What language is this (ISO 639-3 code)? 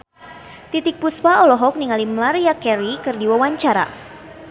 sun